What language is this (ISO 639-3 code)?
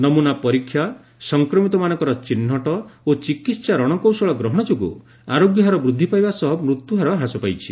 ori